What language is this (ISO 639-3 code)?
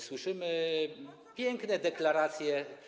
pol